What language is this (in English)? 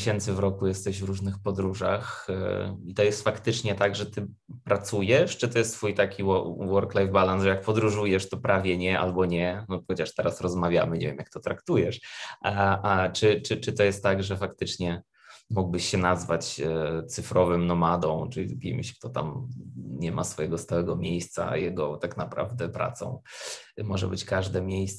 Polish